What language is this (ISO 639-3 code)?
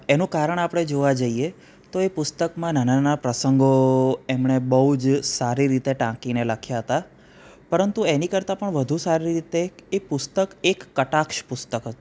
guj